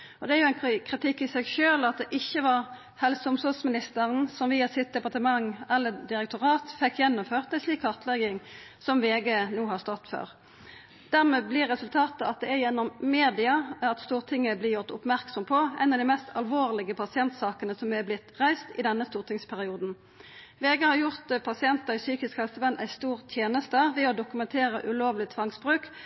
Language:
Norwegian Nynorsk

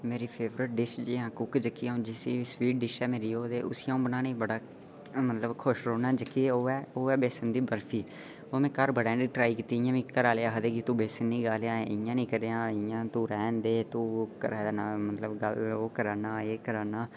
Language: Dogri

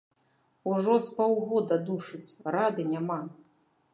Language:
Belarusian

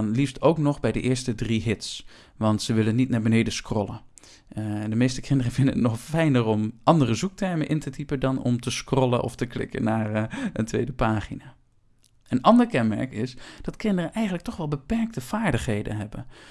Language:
Dutch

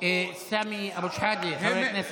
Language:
Hebrew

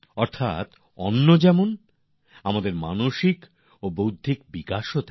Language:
Bangla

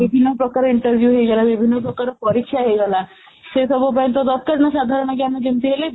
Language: Odia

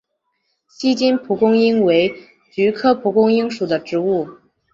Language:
Chinese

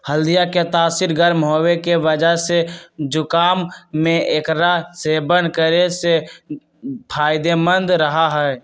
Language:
Magahi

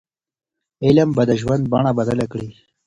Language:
Pashto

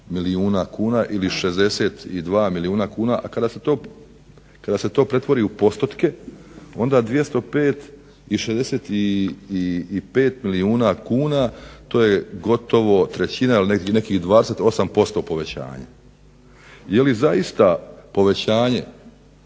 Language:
Croatian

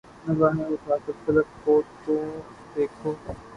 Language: Urdu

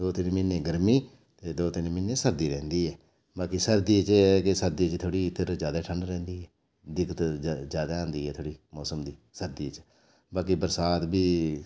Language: Dogri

